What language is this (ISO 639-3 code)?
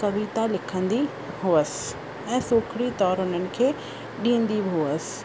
snd